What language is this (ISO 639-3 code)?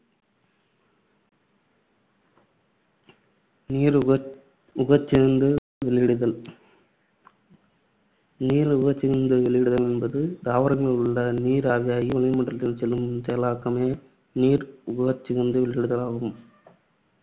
tam